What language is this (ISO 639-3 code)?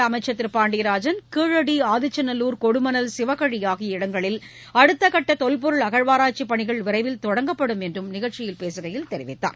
tam